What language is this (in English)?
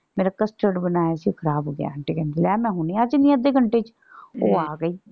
Punjabi